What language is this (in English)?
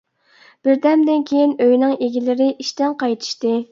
Uyghur